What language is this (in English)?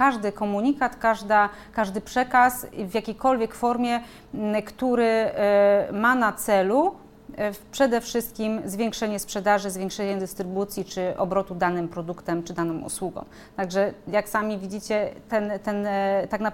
Polish